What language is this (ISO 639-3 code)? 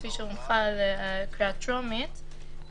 heb